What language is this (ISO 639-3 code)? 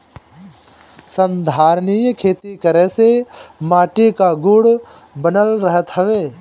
bho